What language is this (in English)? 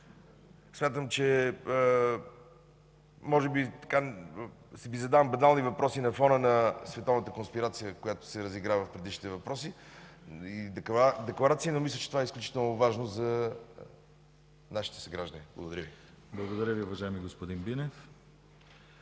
Bulgarian